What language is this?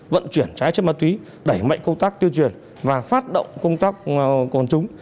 Vietnamese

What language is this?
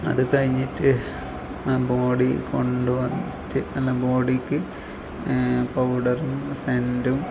Malayalam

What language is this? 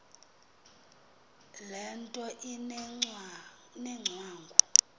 Xhosa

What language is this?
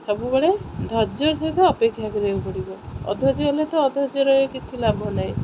Odia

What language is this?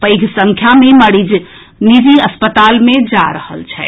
Maithili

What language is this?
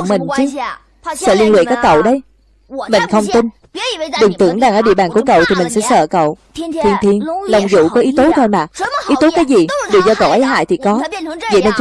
Vietnamese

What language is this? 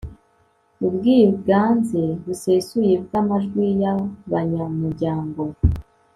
Kinyarwanda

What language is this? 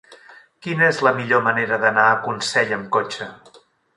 Catalan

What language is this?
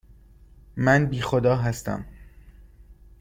Persian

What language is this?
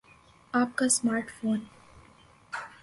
Urdu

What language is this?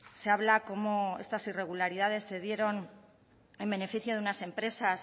Spanish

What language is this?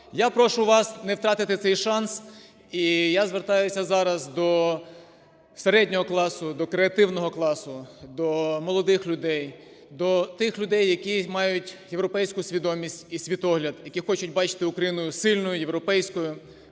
Ukrainian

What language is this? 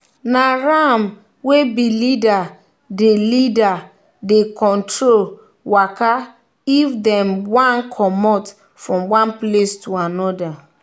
Nigerian Pidgin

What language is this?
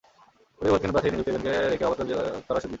Bangla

